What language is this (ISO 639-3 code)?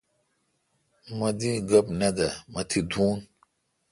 xka